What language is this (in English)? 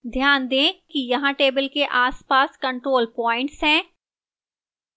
Hindi